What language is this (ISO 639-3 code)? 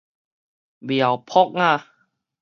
nan